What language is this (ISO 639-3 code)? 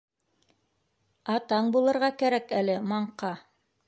bak